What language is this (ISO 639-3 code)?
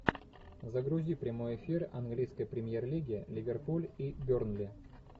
rus